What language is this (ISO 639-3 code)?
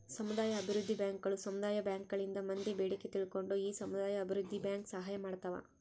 kan